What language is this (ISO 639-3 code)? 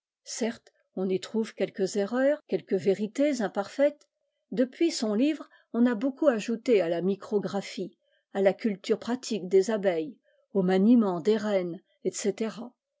fra